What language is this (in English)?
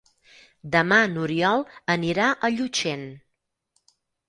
Catalan